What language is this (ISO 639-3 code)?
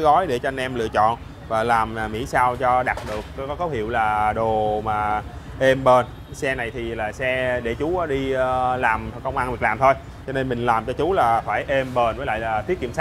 vie